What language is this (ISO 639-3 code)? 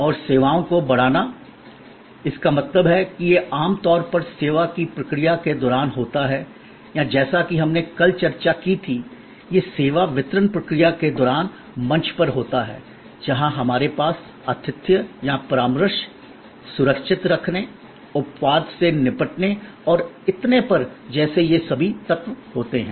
hin